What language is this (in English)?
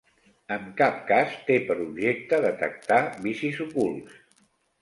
Catalan